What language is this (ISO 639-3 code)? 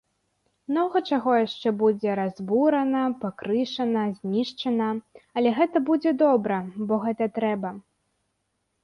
bel